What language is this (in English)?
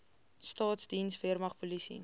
Afrikaans